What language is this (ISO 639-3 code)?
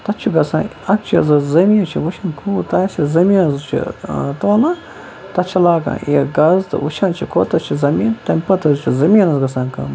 kas